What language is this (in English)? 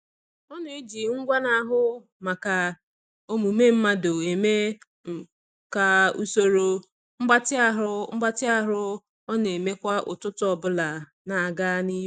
Igbo